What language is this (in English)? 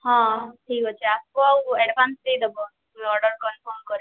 Odia